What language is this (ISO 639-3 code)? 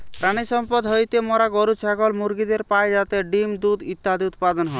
ben